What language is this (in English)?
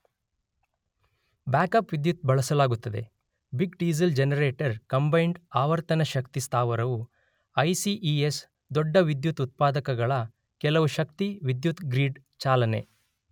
Kannada